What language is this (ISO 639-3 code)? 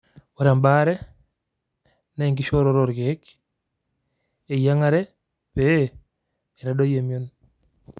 mas